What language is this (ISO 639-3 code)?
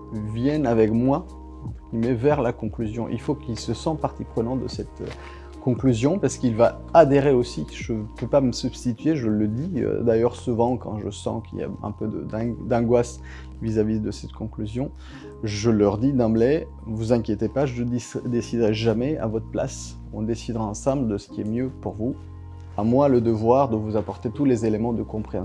fra